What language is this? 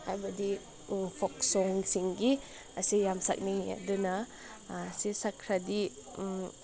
Manipuri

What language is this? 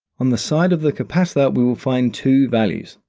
English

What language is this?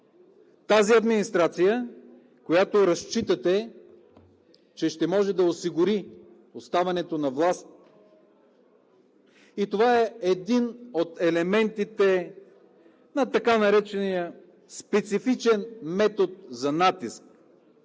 Bulgarian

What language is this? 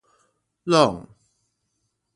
Min Nan Chinese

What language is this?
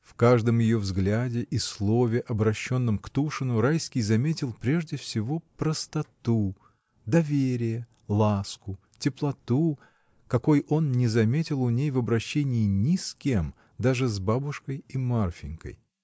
Russian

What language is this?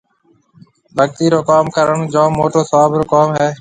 Marwari (Pakistan)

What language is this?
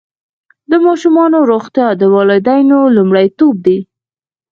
Pashto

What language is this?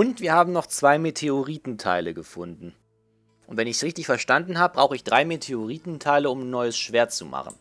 German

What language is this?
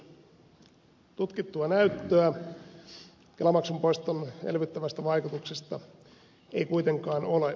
Finnish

